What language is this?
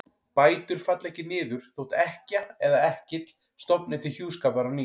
Icelandic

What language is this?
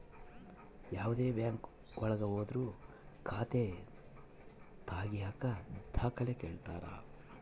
Kannada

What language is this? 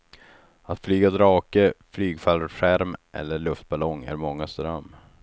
Swedish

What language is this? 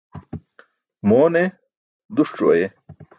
Burushaski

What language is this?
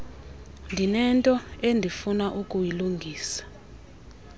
Xhosa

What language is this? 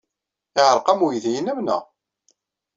Kabyle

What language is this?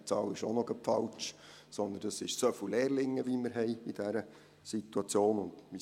Swiss German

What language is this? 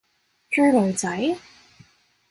Cantonese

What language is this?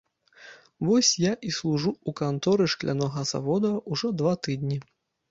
Belarusian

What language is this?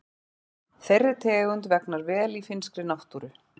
Icelandic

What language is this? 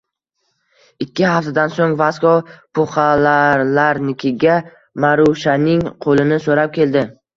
Uzbek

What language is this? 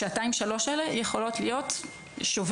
Hebrew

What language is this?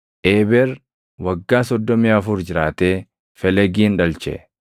Oromo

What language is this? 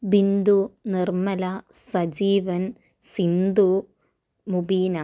Malayalam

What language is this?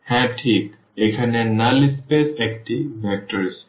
Bangla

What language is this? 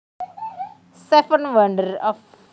Javanese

